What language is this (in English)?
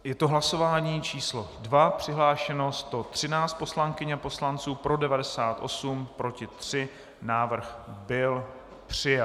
Czech